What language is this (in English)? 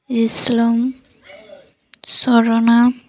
Odia